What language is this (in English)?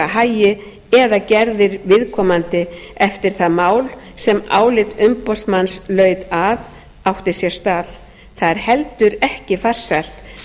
Icelandic